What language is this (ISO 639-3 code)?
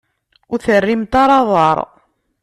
kab